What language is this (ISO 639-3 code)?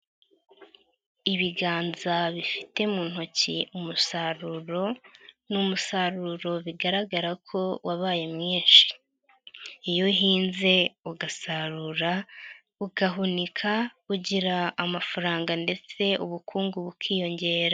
kin